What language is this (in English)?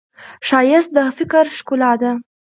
Pashto